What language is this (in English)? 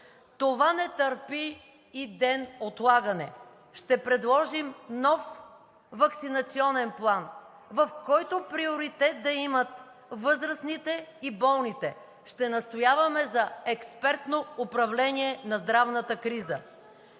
Bulgarian